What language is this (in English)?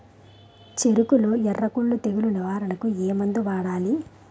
Telugu